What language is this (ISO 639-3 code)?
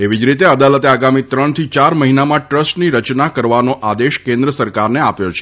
guj